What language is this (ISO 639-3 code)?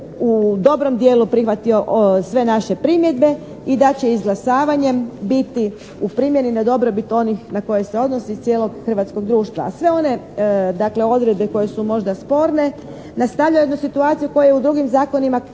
hrv